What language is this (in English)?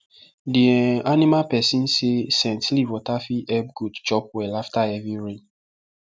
Nigerian Pidgin